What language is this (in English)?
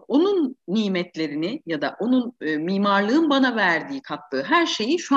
Turkish